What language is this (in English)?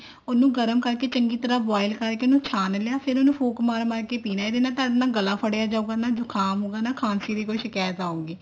Punjabi